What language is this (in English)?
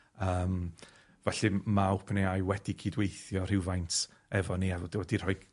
Welsh